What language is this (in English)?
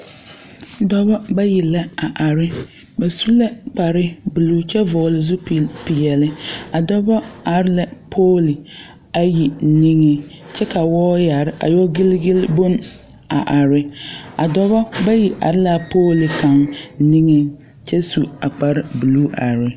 Southern Dagaare